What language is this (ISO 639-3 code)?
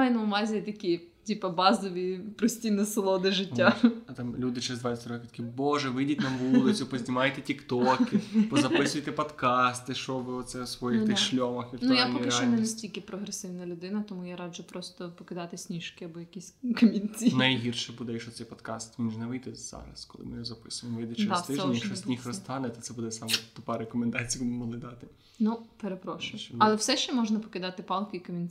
ukr